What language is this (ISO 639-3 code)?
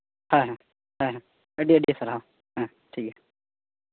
sat